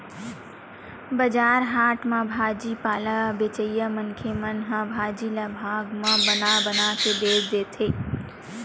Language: Chhattisgarhi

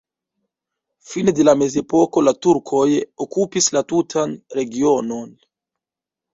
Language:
Esperanto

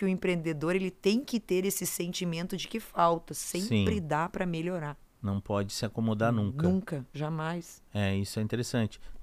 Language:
Portuguese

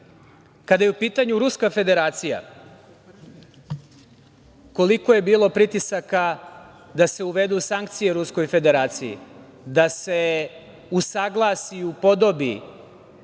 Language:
Serbian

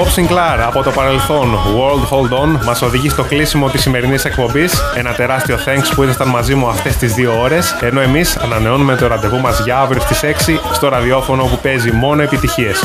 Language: Greek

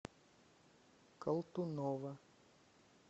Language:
Russian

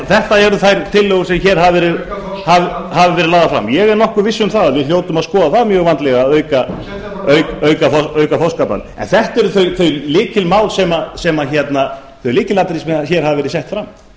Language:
Icelandic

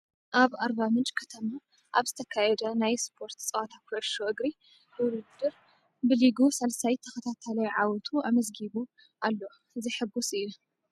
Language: Tigrinya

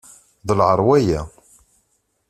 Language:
Kabyle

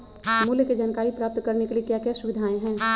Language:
Magahi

